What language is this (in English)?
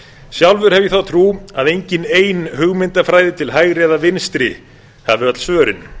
Icelandic